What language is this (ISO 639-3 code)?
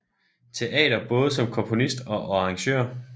dan